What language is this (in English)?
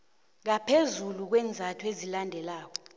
South Ndebele